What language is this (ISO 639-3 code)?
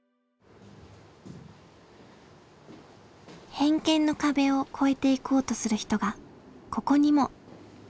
jpn